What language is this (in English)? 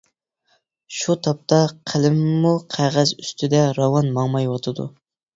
Uyghur